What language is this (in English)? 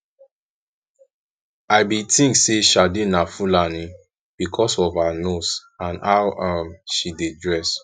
Nigerian Pidgin